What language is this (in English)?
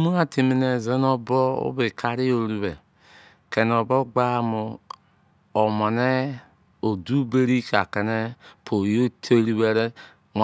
Izon